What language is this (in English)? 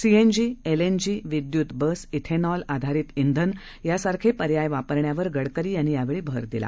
Marathi